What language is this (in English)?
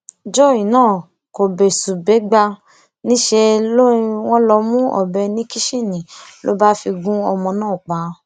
Yoruba